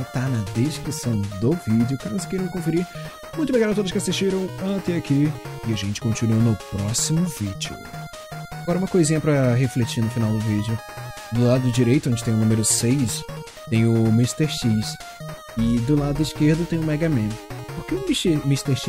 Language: Portuguese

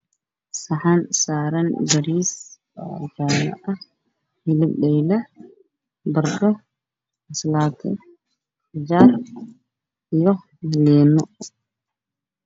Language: Somali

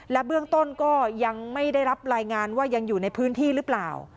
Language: Thai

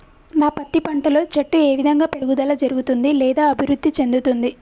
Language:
Telugu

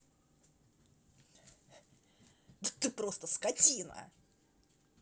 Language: Russian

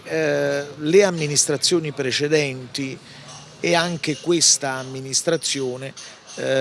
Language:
Italian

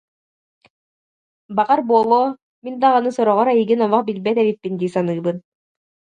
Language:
Yakut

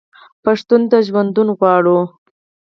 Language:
Pashto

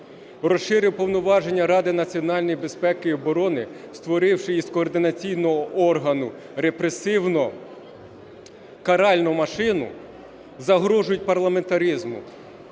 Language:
Ukrainian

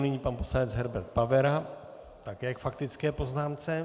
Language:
Czech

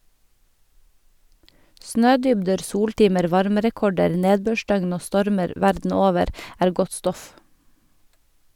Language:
Norwegian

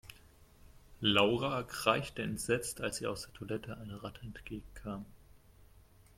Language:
German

